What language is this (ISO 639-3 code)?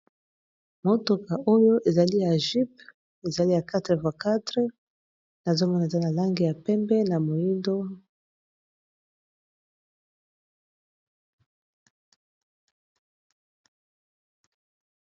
lin